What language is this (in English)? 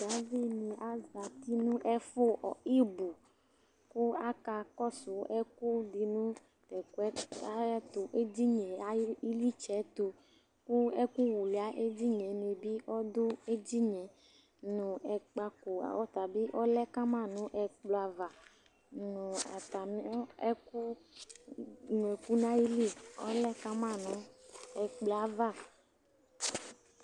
Ikposo